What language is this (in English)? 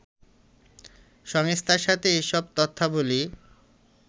Bangla